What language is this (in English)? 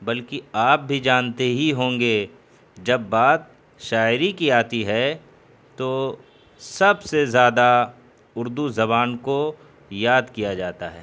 Urdu